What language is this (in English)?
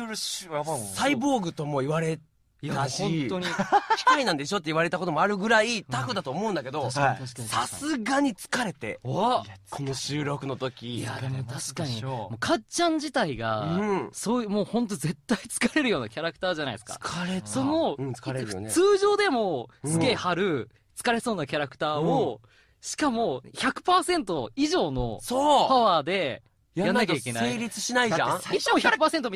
Japanese